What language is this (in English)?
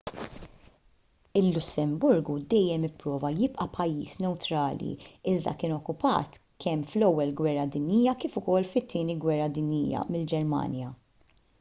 Maltese